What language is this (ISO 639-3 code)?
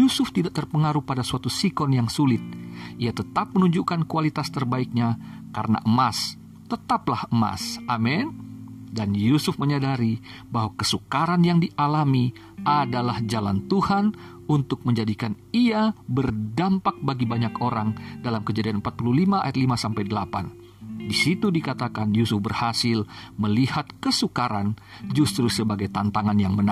ind